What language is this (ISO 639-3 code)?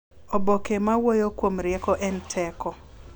luo